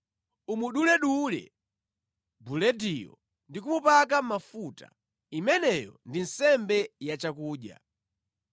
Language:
Nyanja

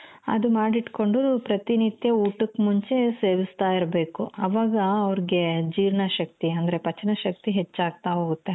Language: Kannada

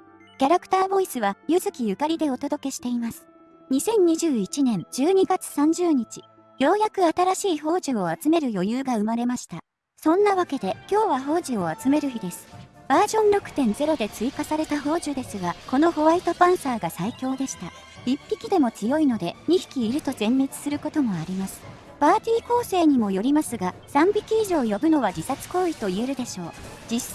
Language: Japanese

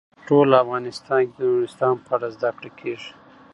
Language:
Pashto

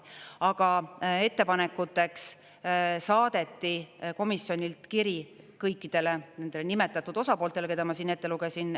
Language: Estonian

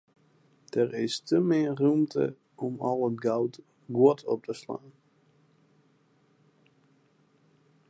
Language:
Western Frisian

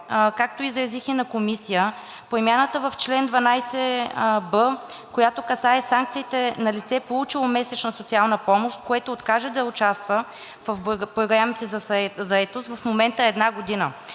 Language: Bulgarian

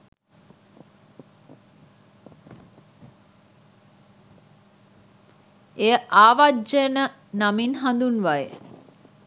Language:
Sinhala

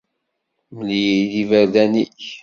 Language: Kabyle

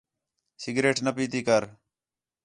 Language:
Khetrani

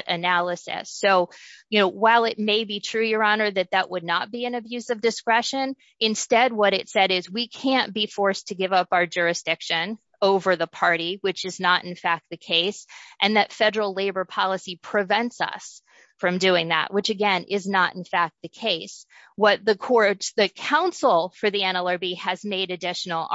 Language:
English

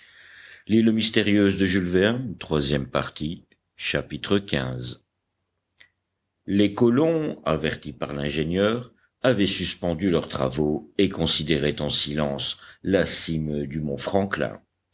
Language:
French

